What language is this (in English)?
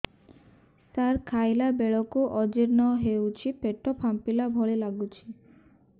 Odia